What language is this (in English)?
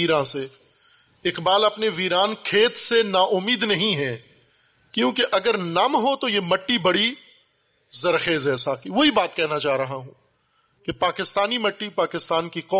Urdu